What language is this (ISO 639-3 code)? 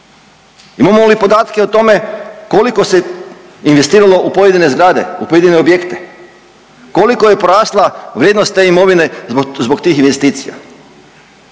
hrv